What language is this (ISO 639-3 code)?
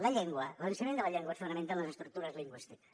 cat